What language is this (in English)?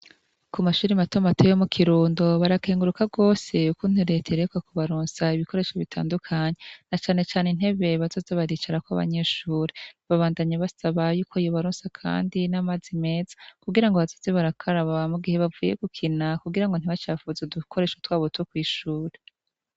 Rundi